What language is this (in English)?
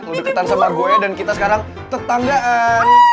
Indonesian